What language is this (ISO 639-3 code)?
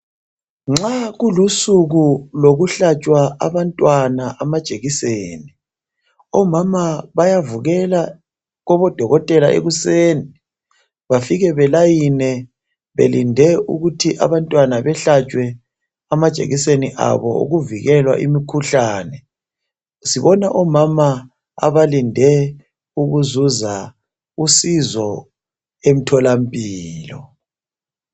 nde